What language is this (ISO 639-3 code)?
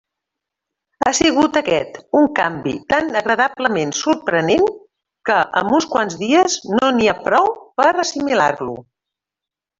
cat